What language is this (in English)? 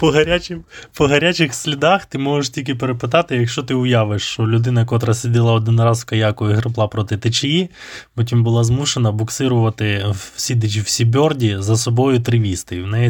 Ukrainian